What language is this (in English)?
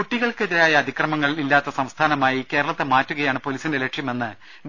Malayalam